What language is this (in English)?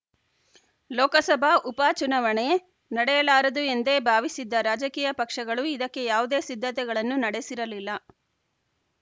Kannada